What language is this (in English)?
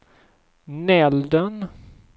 Swedish